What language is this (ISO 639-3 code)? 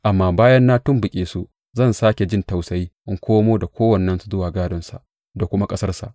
hau